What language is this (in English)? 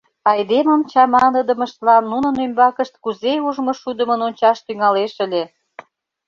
Mari